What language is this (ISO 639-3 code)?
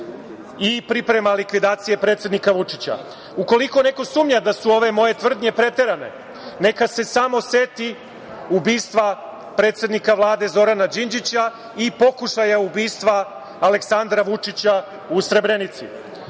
srp